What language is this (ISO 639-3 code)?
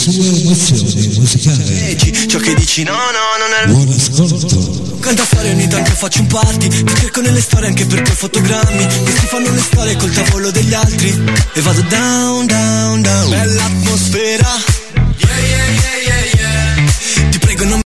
ita